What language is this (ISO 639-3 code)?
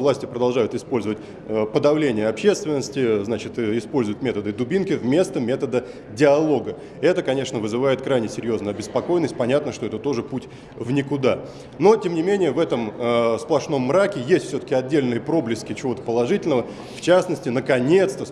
rus